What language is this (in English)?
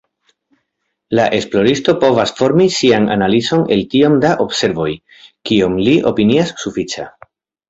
Esperanto